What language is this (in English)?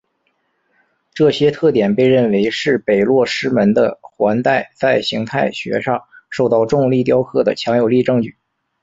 Chinese